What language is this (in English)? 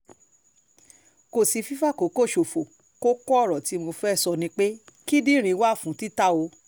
Yoruba